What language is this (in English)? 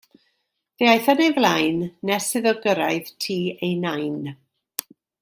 Welsh